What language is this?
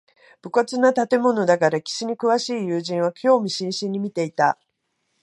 Japanese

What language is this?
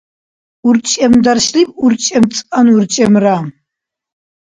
Dargwa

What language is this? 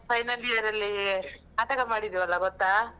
Kannada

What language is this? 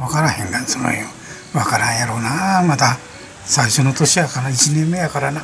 Japanese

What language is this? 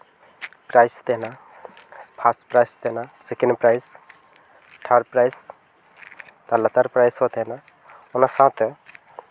Santali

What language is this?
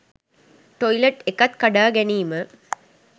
Sinhala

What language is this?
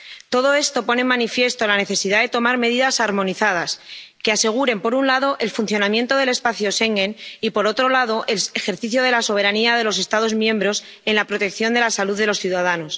Spanish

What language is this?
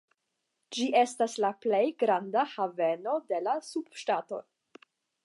Esperanto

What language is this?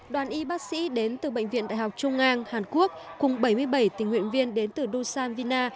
Vietnamese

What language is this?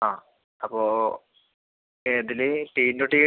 Malayalam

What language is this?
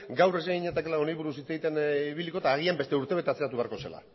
Basque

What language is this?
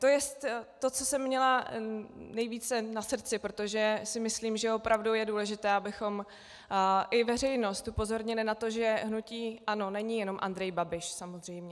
Czech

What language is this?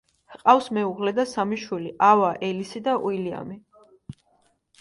Georgian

